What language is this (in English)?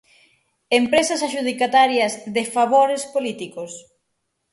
Galician